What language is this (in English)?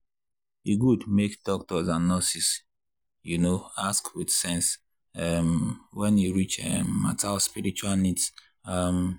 Nigerian Pidgin